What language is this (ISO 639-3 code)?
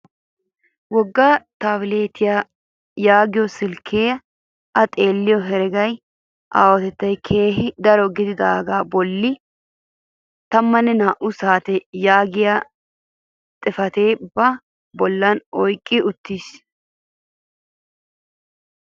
wal